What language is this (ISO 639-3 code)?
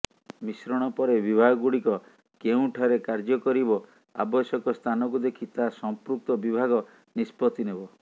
ori